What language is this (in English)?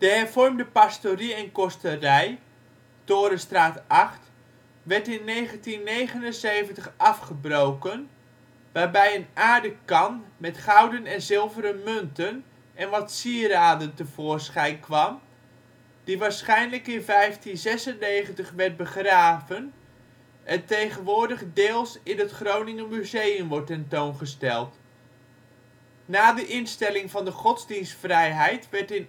Dutch